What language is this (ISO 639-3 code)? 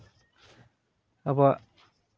sat